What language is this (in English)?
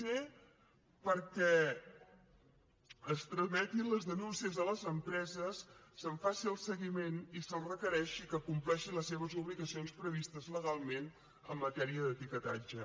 Catalan